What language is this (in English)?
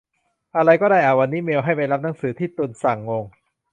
Thai